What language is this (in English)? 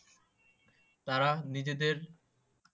Bangla